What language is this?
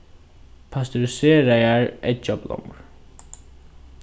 Faroese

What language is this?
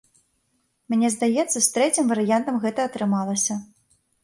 Belarusian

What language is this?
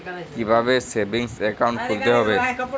Bangla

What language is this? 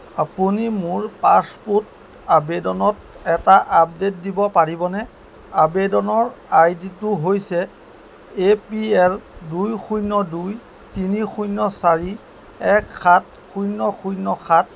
Assamese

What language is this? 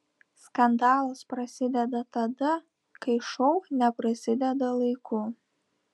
Lithuanian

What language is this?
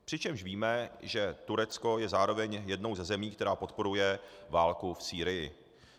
Czech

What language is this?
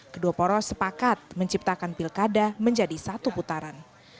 Indonesian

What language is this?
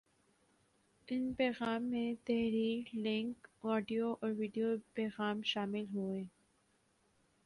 Urdu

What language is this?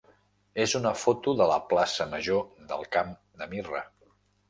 Catalan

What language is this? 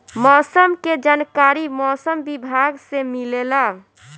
Bhojpuri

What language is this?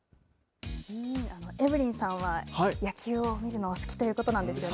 Japanese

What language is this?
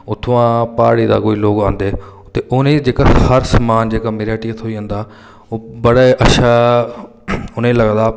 Dogri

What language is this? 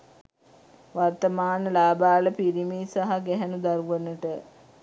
Sinhala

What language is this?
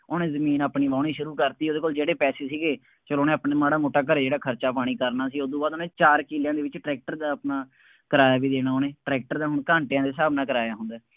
Punjabi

